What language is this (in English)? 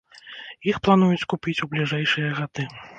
Belarusian